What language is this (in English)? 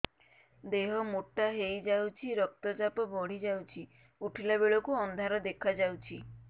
Odia